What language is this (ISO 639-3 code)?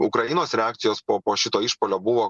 lit